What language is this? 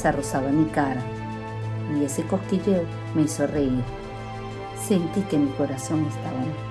Spanish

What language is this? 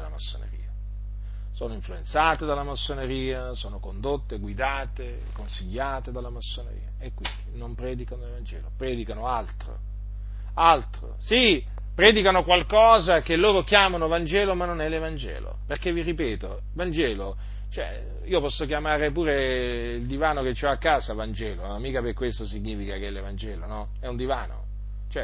Italian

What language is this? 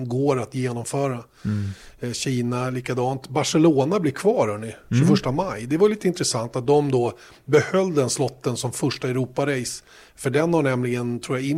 Swedish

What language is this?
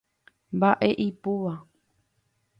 Guarani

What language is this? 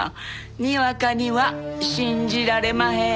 Japanese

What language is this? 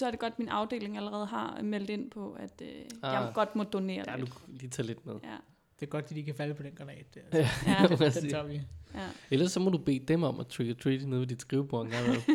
Danish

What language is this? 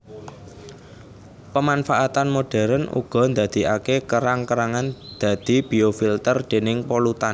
Javanese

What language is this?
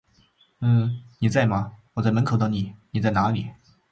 Chinese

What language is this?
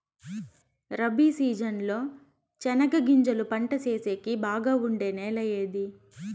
Telugu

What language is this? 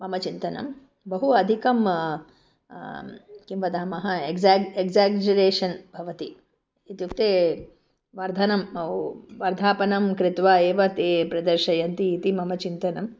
Sanskrit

